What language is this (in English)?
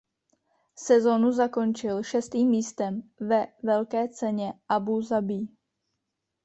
Czech